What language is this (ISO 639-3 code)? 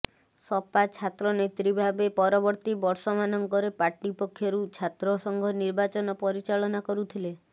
ori